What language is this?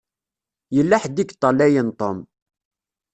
Kabyle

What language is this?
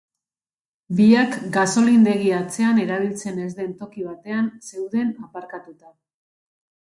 Basque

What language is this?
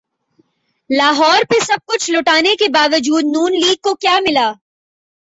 Urdu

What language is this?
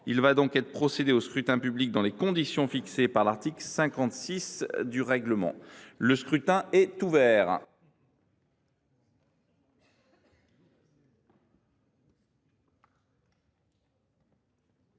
French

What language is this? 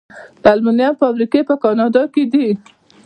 Pashto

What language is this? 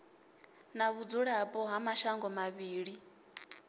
Venda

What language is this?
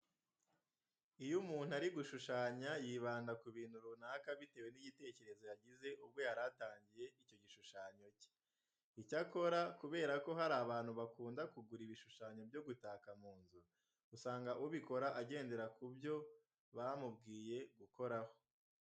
Kinyarwanda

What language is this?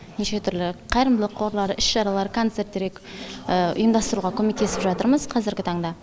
Kazakh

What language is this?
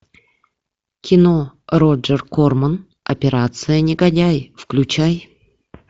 Russian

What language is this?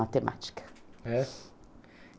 Portuguese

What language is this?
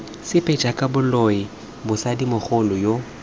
Tswana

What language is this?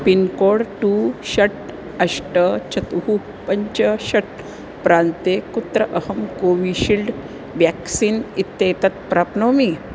Sanskrit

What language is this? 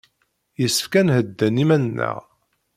Kabyle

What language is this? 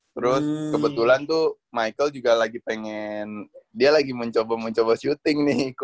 Indonesian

